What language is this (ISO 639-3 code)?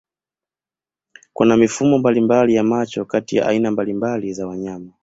swa